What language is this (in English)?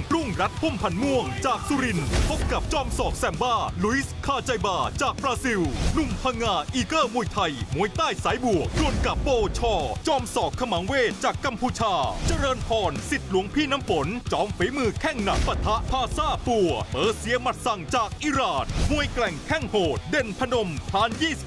Thai